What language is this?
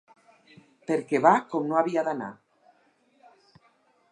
Catalan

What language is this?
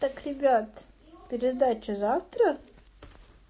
Russian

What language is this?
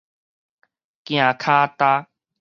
Min Nan Chinese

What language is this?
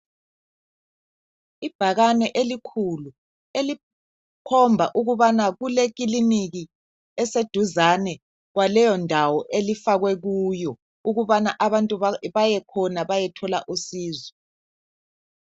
North Ndebele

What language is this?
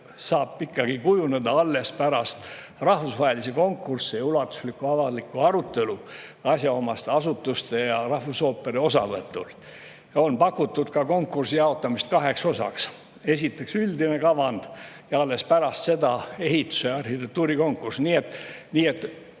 Estonian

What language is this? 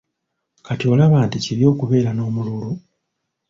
Ganda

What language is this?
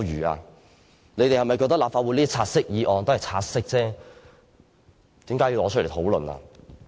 Cantonese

